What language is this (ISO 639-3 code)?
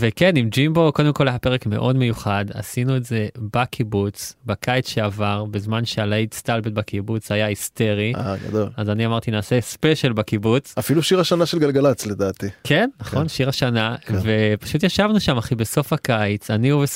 heb